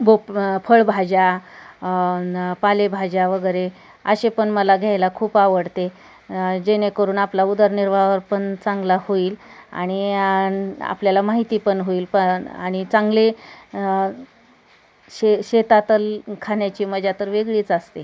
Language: Marathi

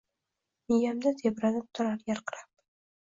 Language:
Uzbek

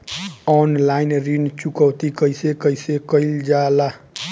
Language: Bhojpuri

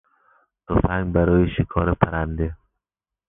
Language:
Persian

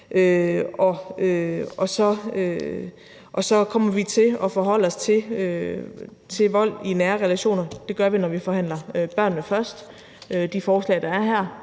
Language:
Danish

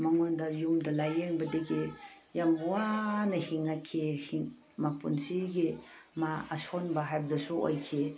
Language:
Manipuri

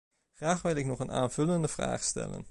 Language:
Dutch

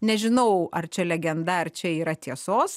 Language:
Lithuanian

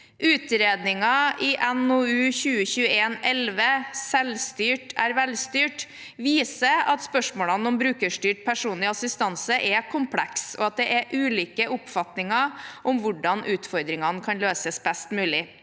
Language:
Norwegian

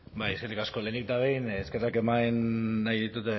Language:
Basque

